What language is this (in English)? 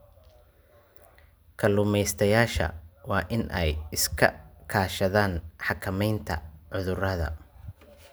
Somali